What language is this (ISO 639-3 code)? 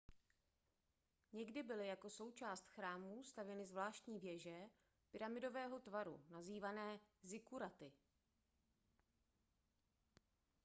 ces